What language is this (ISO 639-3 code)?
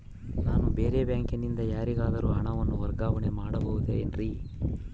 kan